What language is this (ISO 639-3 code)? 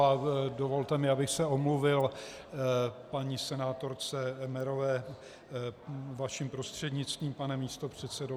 ces